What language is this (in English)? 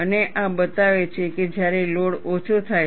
Gujarati